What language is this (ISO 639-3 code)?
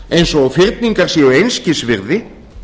isl